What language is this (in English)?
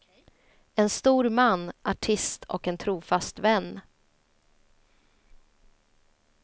Swedish